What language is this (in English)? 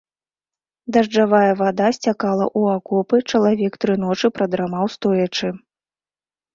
Belarusian